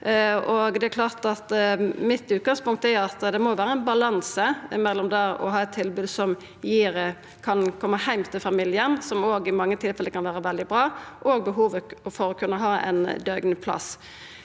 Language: Norwegian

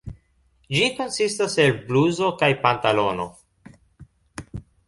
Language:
Esperanto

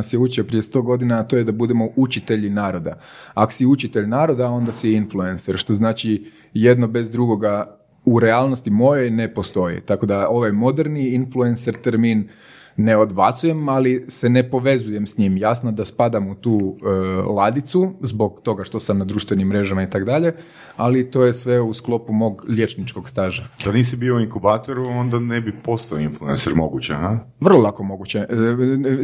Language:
Croatian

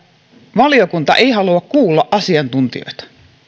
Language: Finnish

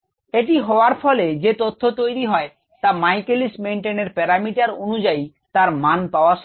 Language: Bangla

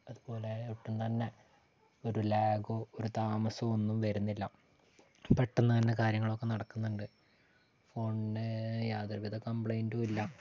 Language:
Malayalam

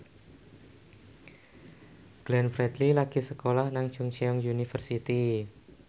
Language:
Javanese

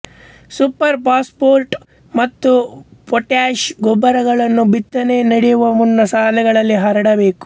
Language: Kannada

